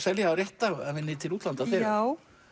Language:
Icelandic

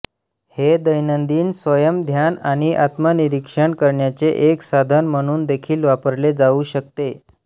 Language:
Marathi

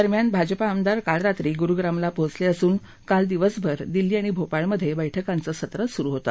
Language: Marathi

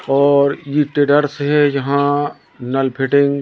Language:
Hindi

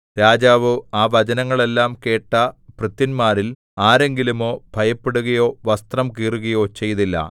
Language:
Malayalam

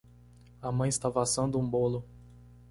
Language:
Portuguese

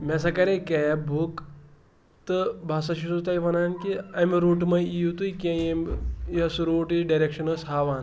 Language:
Kashmiri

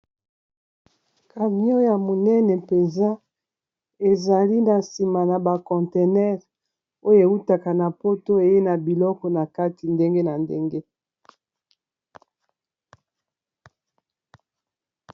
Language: Lingala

